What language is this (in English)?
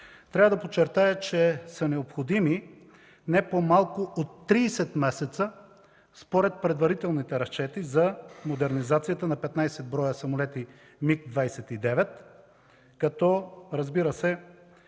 Bulgarian